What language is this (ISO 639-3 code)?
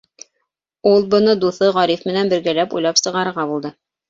bak